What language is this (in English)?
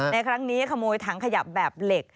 Thai